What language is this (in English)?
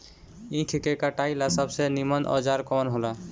Bhojpuri